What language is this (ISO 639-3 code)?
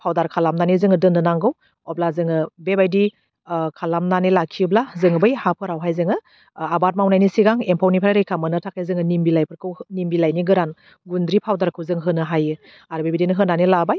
brx